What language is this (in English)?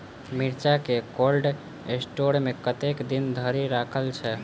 Maithili